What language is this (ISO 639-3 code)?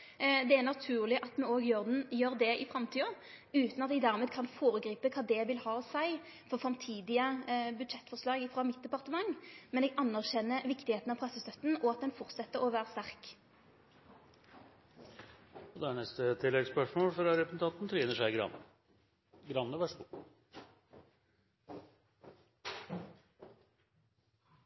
nno